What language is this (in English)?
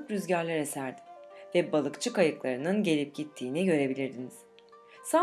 Turkish